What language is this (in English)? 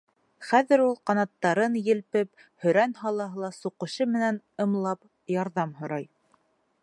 Bashkir